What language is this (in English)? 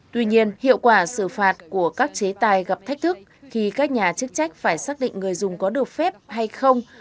Vietnamese